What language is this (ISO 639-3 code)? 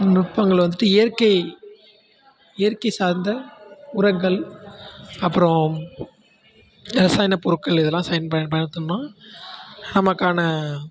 tam